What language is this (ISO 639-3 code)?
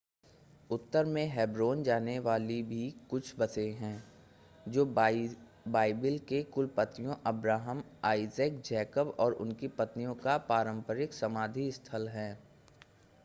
hin